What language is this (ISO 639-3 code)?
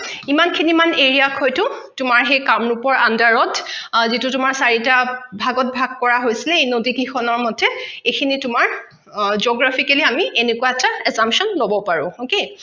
asm